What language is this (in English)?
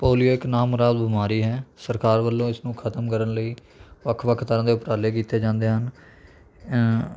Punjabi